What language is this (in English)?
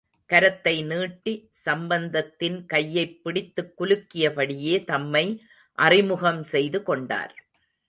Tamil